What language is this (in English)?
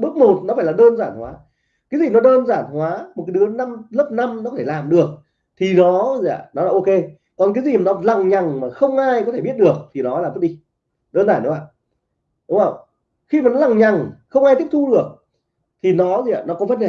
Vietnamese